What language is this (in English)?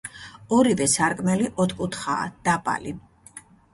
Georgian